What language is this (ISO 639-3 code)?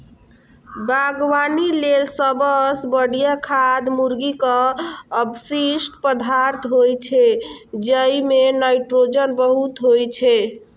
mai